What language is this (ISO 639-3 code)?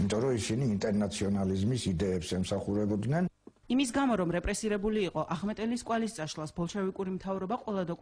tur